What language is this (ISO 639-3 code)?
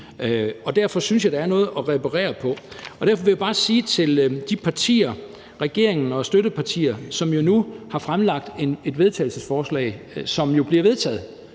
dan